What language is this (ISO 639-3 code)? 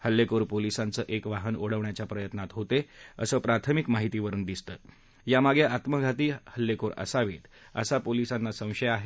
mar